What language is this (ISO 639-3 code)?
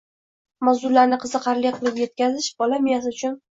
uzb